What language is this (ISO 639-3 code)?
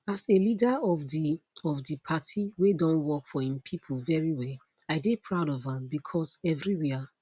pcm